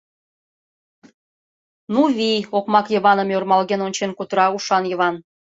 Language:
Mari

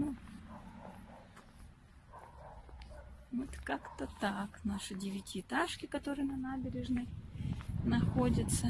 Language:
Russian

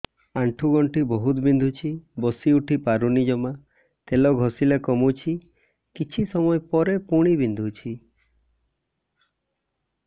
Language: Odia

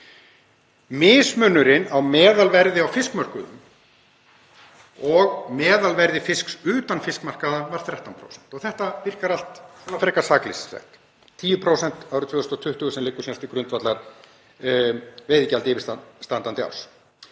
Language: Icelandic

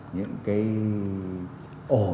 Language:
Vietnamese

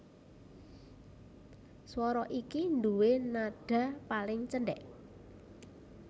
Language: Javanese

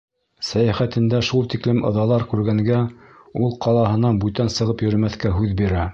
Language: Bashkir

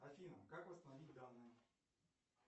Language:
Russian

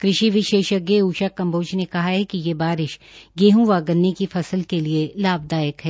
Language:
Hindi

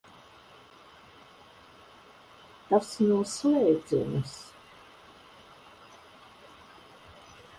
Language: Latvian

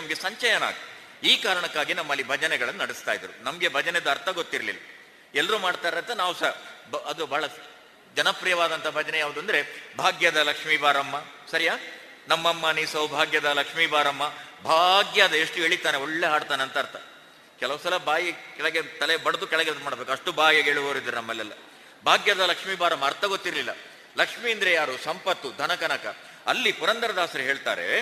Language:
Kannada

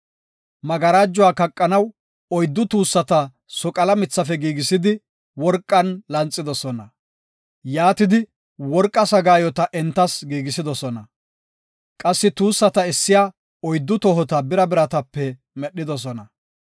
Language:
Gofa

